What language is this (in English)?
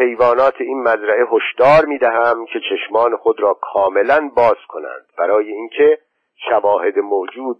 Persian